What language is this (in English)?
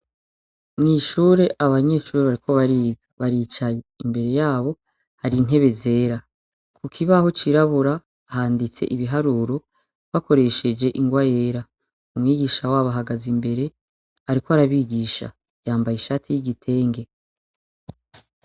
Rundi